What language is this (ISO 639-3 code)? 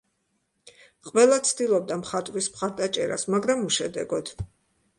kat